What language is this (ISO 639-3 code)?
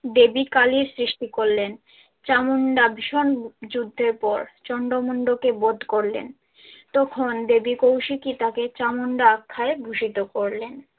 ben